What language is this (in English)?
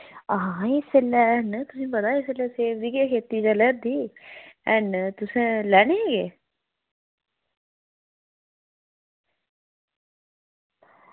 Dogri